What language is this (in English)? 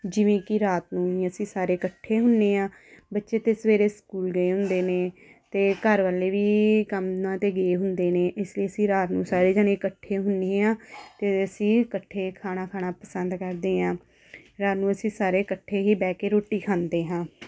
Punjabi